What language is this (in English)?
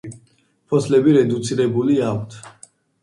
Georgian